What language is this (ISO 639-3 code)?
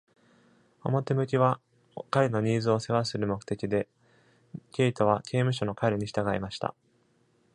jpn